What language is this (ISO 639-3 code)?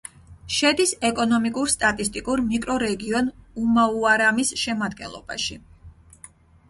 kat